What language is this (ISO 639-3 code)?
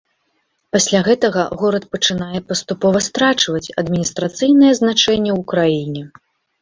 bel